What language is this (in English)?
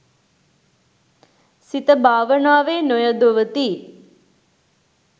Sinhala